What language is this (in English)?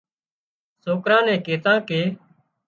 Wadiyara Koli